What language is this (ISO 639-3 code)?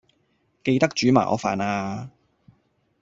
yue